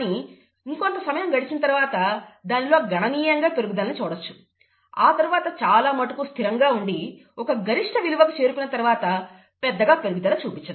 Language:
Telugu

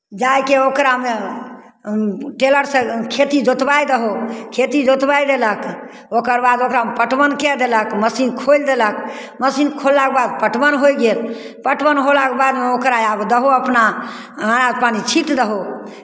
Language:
Maithili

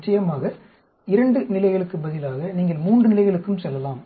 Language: Tamil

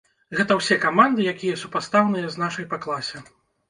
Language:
Belarusian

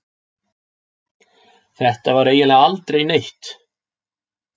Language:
Icelandic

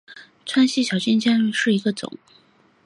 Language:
Chinese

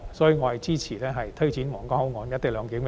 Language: Cantonese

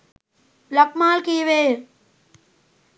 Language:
Sinhala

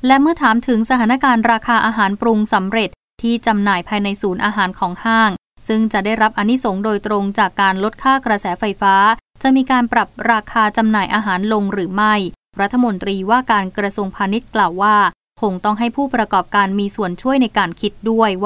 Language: Thai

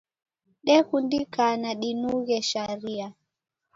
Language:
Taita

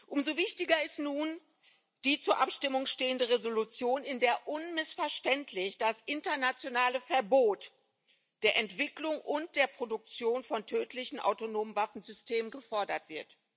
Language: German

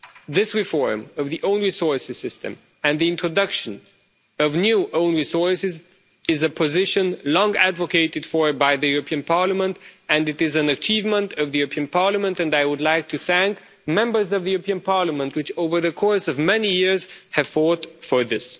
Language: English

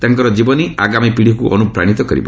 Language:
Odia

